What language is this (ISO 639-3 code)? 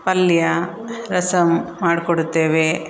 kan